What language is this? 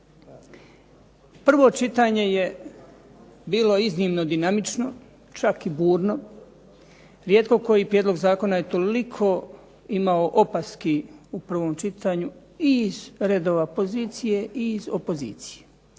Croatian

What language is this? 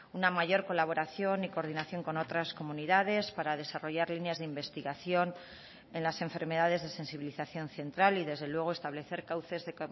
Spanish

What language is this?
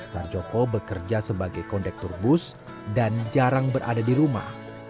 Indonesian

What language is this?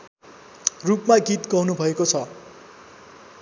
Nepali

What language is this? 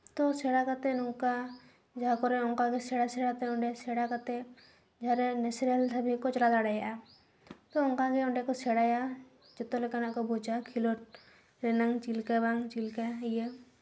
Santali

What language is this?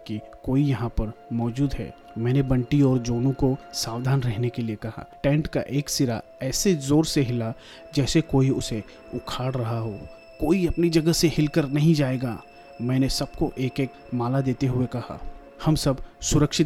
Hindi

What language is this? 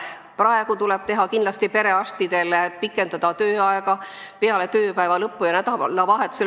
Estonian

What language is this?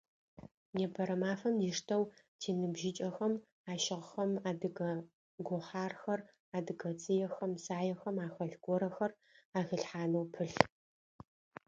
Adyghe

